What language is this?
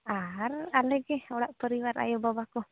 Santali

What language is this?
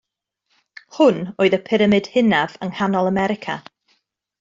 Welsh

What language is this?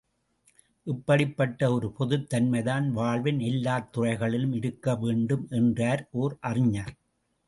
Tamil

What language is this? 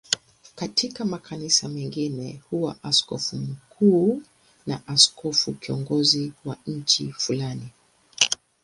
Swahili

